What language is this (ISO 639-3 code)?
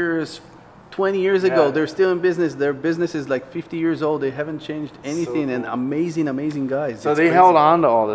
eng